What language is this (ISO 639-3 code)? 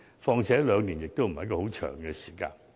yue